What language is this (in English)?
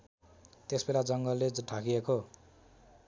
Nepali